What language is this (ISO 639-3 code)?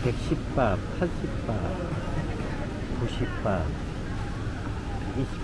kor